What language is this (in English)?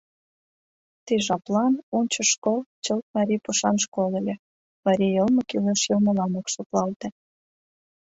Mari